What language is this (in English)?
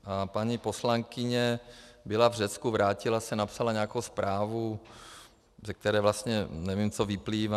Czech